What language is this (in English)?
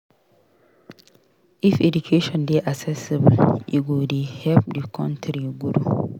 Nigerian Pidgin